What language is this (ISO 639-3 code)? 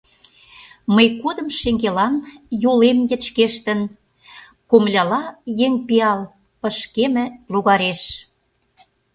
chm